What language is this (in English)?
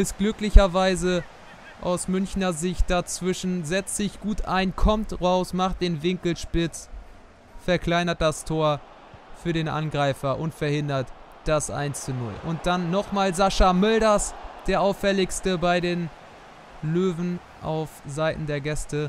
German